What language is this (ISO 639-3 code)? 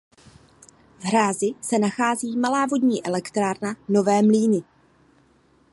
ces